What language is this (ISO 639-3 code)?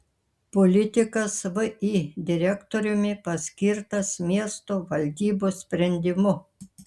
lit